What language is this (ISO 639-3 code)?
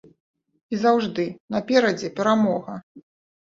bel